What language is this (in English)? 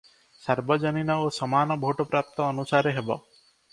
Odia